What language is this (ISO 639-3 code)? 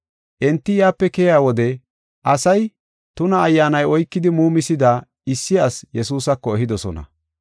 gof